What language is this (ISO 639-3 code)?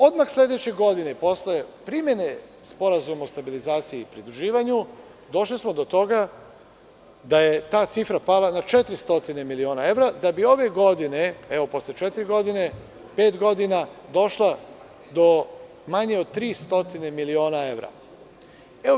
srp